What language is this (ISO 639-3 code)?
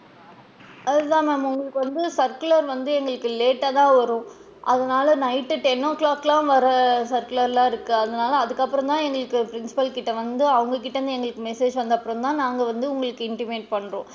tam